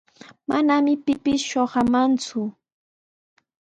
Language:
Sihuas Ancash Quechua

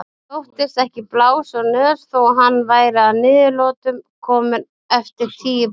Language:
Icelandic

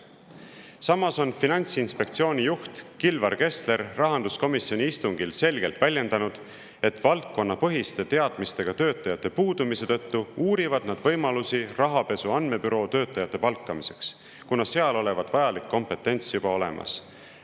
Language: Estonian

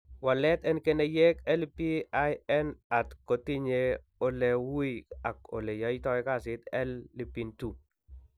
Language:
Kalenjin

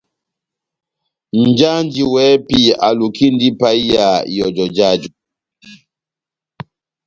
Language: Batanga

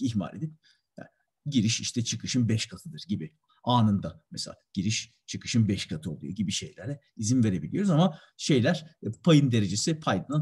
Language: Turkish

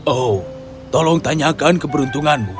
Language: Indonesian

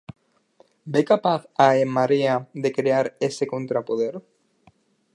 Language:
Galician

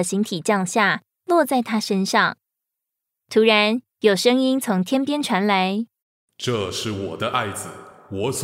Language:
Chinese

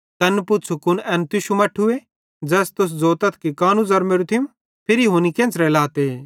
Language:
Bhadrawahi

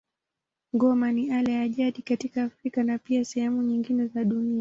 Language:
Swahili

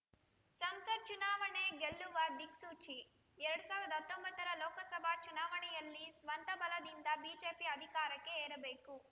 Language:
Kannada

